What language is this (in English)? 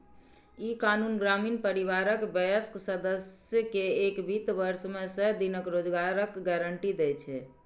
Maithili